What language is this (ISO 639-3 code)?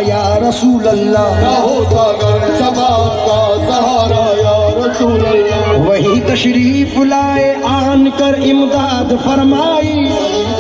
ara